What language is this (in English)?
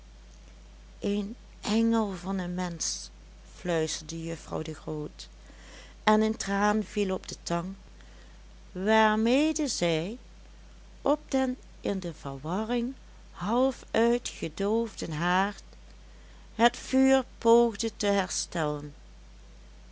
Dutch